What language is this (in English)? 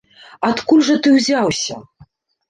Belarusian